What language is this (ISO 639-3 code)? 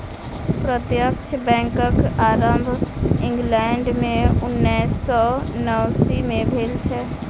mai